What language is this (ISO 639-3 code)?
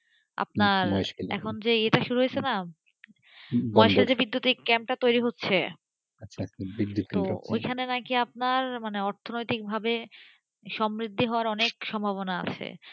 ben